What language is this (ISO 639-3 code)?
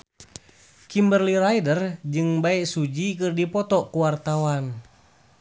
sun